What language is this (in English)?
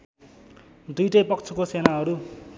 Nepali